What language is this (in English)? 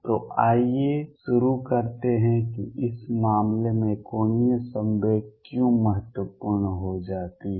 Hindi